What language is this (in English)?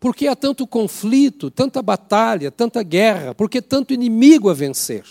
Portuguese